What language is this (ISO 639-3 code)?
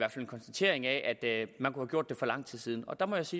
dan